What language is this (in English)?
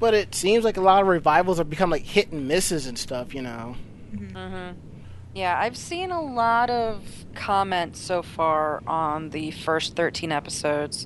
English